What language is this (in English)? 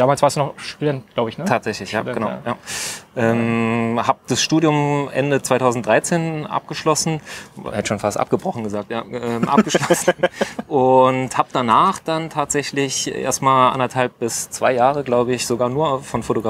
German